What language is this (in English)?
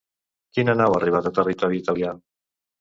Catalan